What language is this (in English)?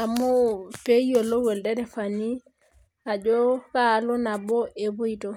Masai